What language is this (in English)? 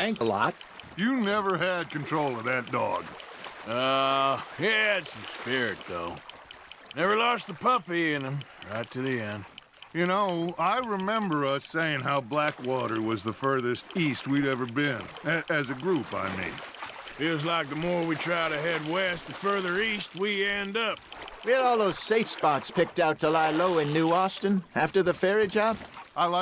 English